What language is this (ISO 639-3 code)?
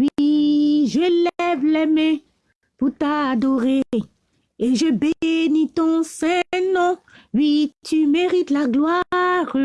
fra